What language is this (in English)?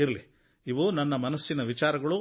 Kannada